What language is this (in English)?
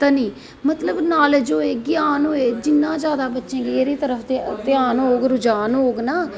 Dogri